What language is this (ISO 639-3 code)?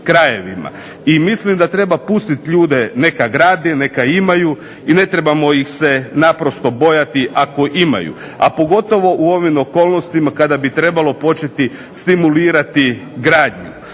hrv